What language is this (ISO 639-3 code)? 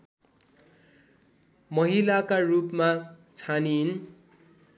nep